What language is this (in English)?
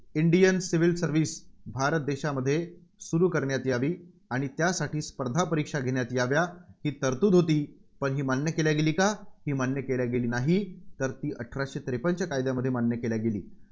Marathi